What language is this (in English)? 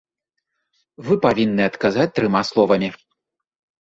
Belarusian